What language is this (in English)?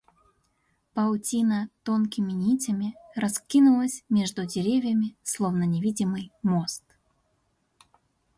Russian